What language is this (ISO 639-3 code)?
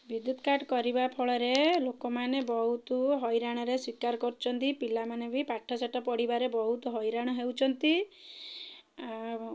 ori